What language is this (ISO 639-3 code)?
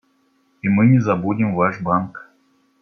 rus